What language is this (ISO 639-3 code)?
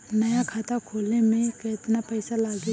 bho